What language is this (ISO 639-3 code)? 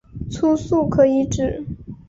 zho